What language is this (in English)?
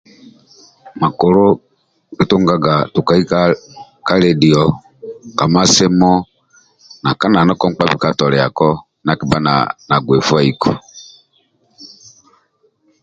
Amba (Uganda)